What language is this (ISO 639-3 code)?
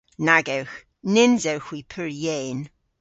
cor